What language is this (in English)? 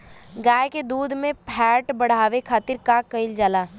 Bhojpuri